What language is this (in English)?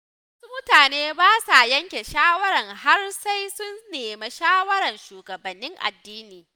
Hausa